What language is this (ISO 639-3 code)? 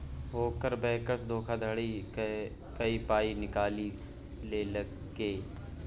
mai